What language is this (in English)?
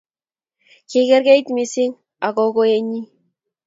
Kalenjin